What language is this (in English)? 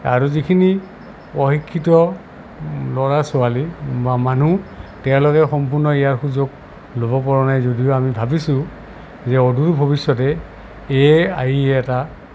Assamese